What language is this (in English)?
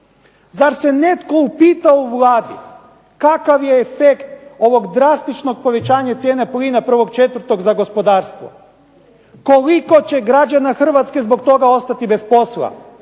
Croatian